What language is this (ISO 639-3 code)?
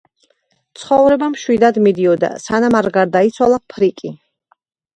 kat